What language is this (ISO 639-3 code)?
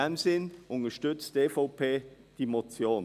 gsw